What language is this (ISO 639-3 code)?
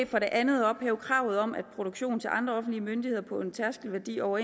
dan